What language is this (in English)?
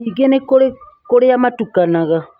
Kikuyu